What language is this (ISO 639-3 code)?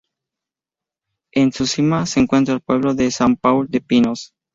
spa